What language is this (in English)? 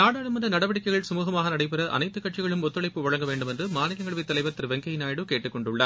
Tamil